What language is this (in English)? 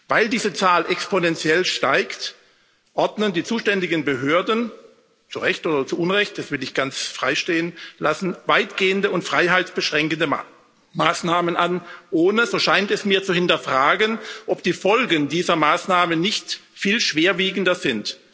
German